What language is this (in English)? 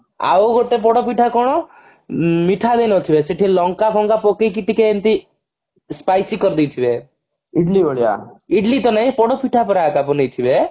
Odia